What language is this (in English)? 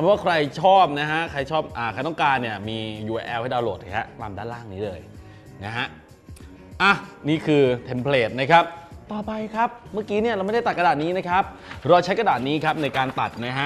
Thai